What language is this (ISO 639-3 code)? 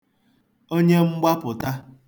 ibo